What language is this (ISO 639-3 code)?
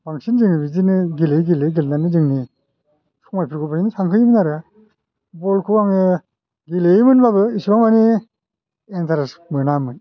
brx